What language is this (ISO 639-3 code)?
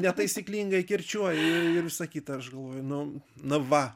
lit